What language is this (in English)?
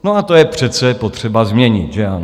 Czech